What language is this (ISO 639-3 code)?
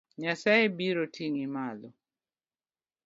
luo